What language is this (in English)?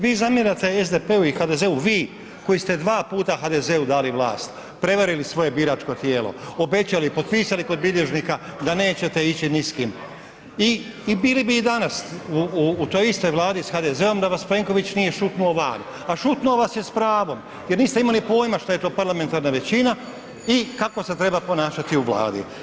Croatian